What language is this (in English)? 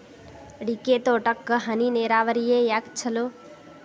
Kannada